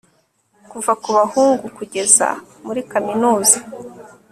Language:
Kinyarwanda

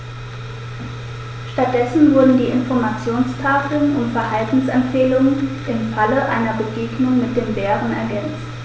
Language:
German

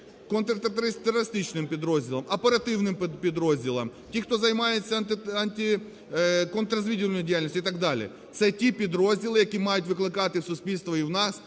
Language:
Ukrainian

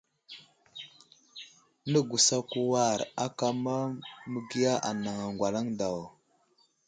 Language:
Wuzlam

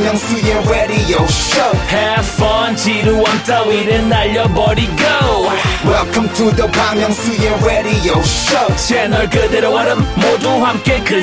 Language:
Korean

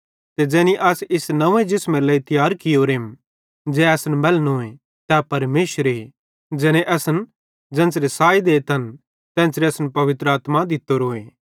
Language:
Bhadrawahi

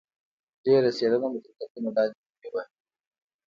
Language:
Pashto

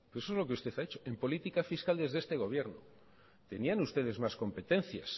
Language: Spanish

